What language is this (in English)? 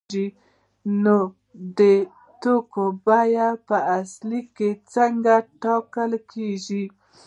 Pashto